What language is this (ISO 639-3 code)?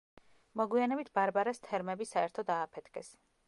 kat